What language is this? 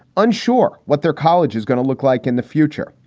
English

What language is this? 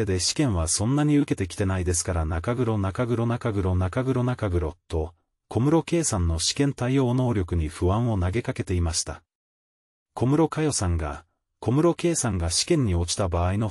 Japanese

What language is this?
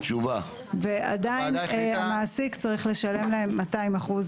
Hebrew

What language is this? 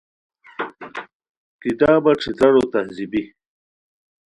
Khowar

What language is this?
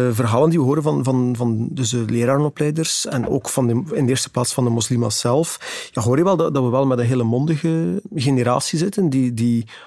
Dutch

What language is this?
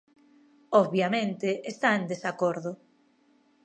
Galician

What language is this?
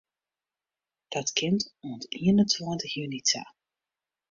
Western Frisian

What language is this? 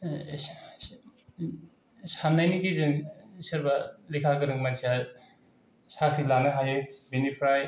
Bodo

